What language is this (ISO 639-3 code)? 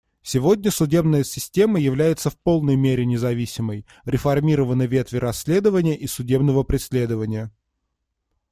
rus